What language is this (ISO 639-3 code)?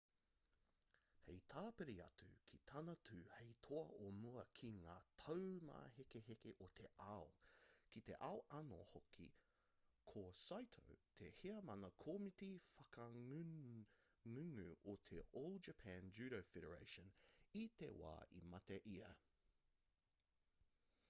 mri